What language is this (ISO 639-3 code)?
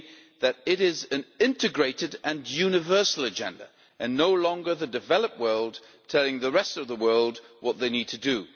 eng